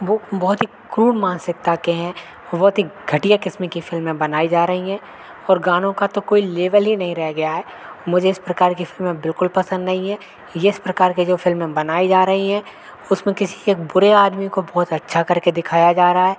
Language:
Hindi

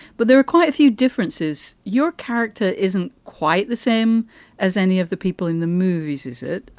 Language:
English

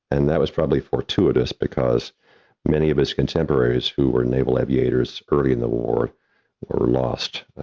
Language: English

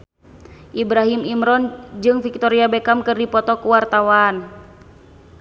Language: Sundanese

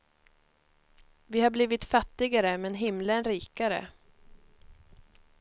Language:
Swedish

